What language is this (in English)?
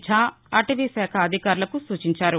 Telugu